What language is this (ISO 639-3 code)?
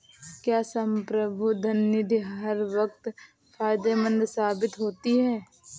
hin